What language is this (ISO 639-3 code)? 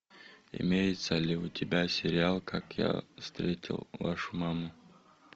rus